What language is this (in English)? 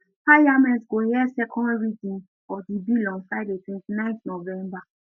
Nigerian Pidgin